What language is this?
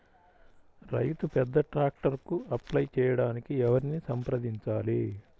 Telugu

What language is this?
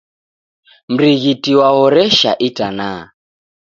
Taita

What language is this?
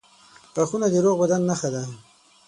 Pashto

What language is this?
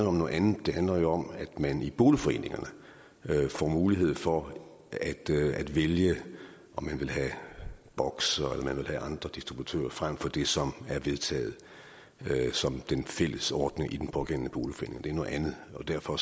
Danish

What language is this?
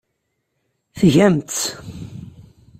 Kabyle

